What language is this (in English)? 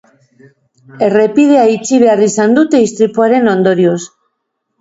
Basque